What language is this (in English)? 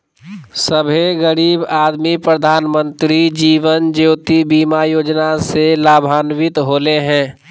Magahi